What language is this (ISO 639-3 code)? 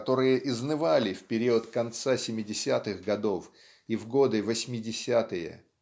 rus